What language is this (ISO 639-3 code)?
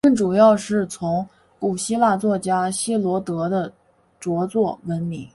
zho